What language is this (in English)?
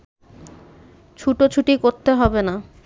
Bangla